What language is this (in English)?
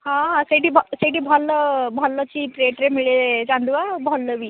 Odia